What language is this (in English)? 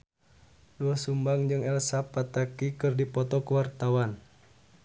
Sundanese